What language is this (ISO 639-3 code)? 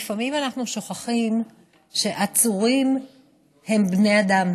heb